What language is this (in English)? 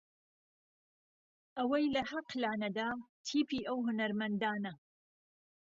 Central Kurdish